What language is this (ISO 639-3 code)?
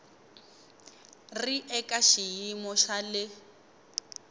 tso